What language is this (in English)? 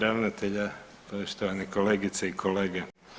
Croatian